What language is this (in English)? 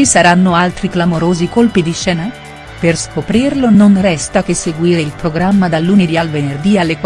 Italian